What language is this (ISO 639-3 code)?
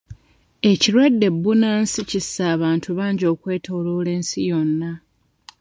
lug